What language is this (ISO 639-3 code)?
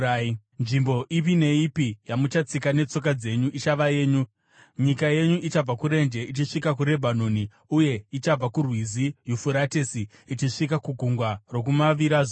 sna